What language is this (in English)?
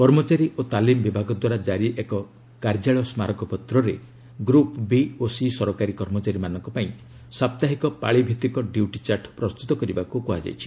Odia